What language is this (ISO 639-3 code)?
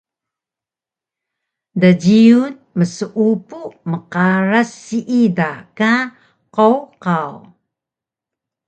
trv